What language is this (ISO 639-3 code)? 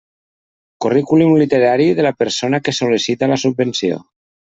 cat